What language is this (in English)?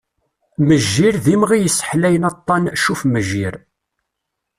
Kabyle